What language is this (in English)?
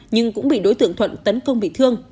Vietnamese